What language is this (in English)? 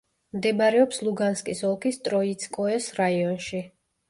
Georgian